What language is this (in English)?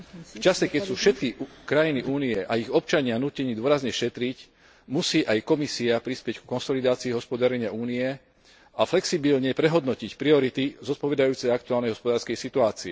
Slovak